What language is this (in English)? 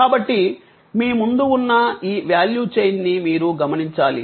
Telugu